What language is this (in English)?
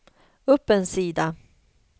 Swedish